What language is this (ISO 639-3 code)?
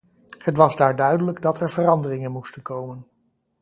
nld